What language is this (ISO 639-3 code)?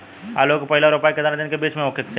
bho